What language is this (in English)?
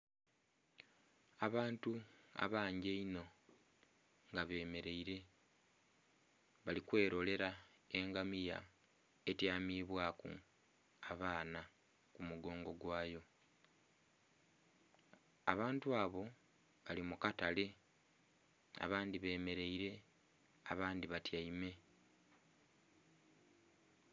Soga